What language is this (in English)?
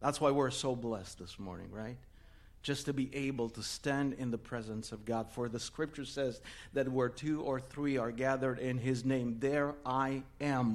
Romanian